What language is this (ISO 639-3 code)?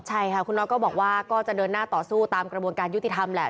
tha